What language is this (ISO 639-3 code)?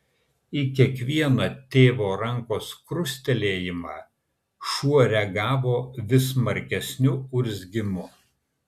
lit